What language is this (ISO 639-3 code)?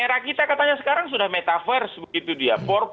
ind